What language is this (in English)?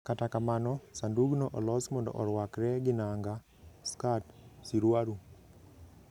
Luo (Kenya and Tanzania)